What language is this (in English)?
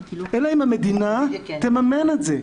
Hebrew